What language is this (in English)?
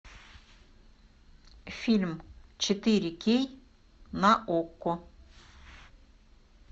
Russian